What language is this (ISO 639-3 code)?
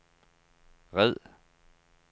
dan